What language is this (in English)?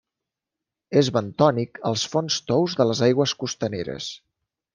Catalan